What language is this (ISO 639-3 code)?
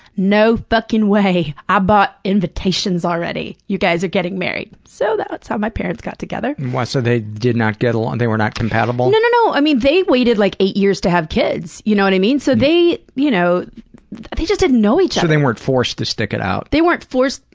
eng